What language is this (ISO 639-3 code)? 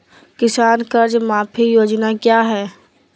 mag